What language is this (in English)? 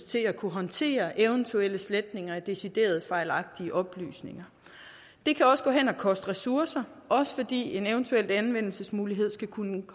Danish